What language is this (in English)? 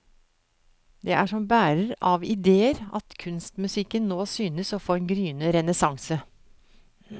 Norwegian